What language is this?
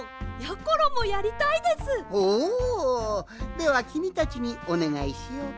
Japanese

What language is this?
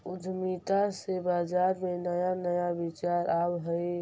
Magahi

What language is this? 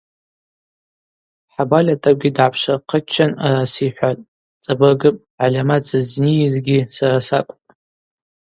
Abaza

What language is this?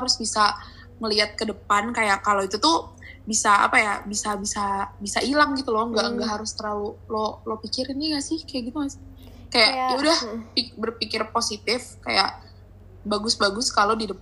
Indonesian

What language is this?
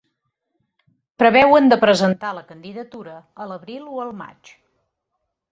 Catalan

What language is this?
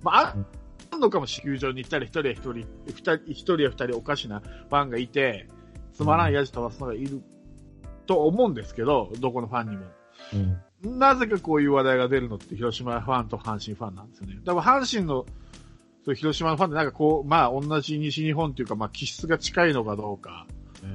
Japanese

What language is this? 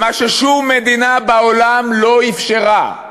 Hebrew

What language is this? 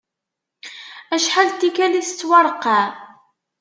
Kabyle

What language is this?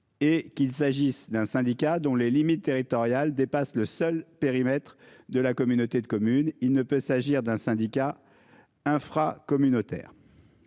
French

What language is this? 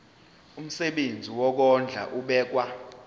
Zulu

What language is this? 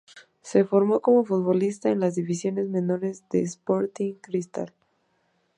Spanish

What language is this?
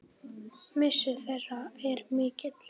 Icelandic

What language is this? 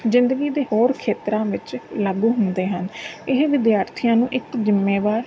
Punjabi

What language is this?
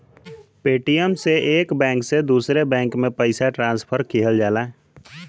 Bhojpuri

